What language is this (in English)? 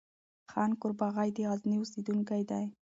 Pashto